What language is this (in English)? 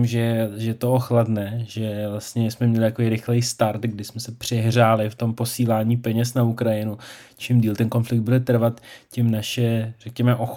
Czech